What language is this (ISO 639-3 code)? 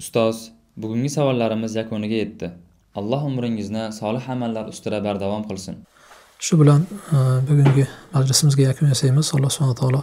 tur